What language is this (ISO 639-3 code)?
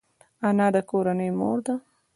pus